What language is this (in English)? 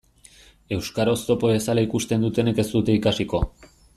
Basque